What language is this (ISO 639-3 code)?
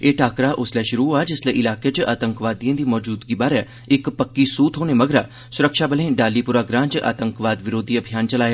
doi